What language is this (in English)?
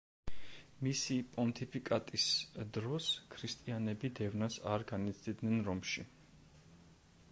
Georgian